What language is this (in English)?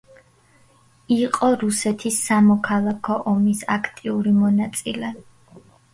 Georgian